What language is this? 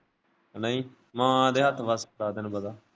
Punjabi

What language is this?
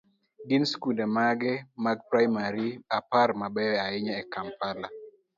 Luo (Kenya and Tanzania)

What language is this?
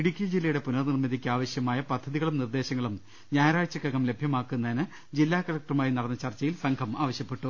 Malayalam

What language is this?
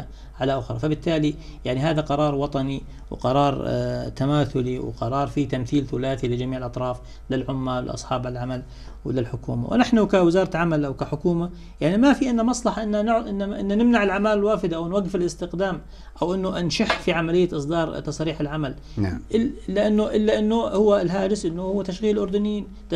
Arabic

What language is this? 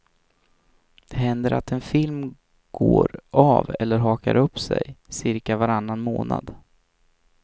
Swedish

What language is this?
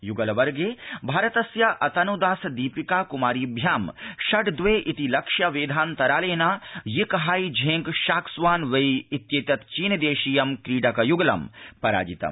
Sanskrit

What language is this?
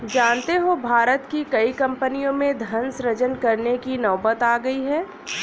Hindi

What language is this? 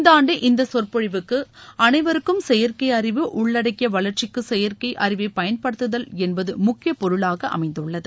Tamil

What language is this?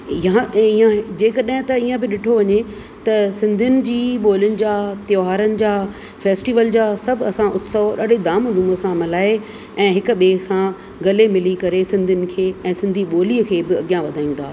Sindhi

